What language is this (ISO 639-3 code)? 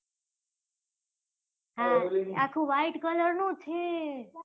guj